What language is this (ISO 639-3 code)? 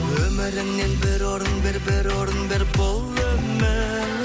kaz